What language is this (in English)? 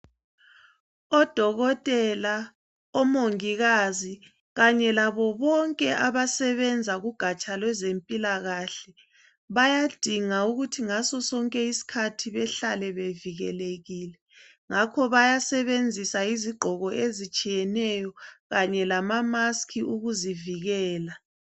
North Ndebele